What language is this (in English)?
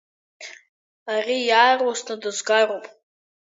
Abkhazian